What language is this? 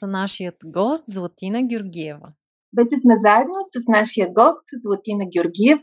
Bulgarian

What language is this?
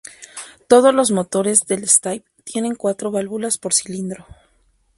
Spanish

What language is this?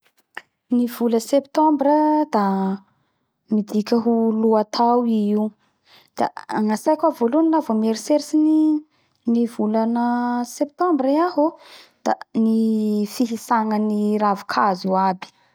Bara Malagasy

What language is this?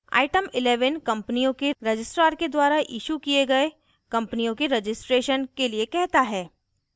Hindi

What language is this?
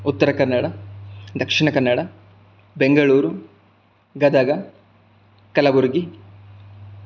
Sanskrit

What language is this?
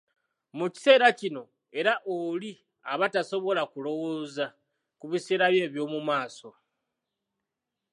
Ganda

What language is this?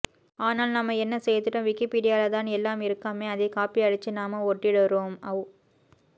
Tamil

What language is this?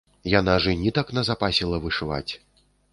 Belarusian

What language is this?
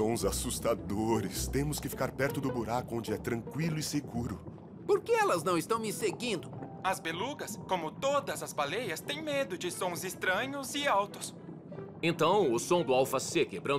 Portuguese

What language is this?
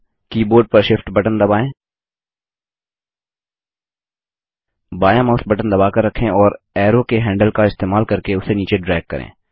Hindi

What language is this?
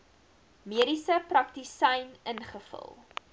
Afrikaans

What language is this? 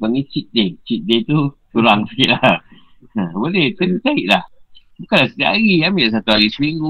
Malay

